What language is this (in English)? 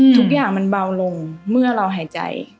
Thai